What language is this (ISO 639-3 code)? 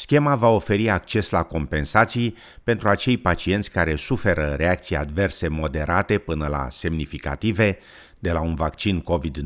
ron